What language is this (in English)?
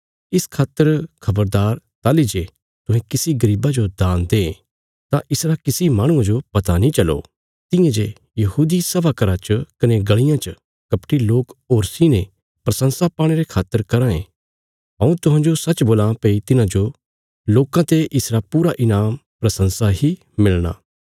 Bilaspuri